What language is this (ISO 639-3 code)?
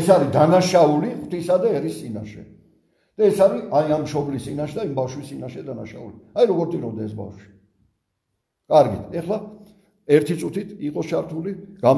tur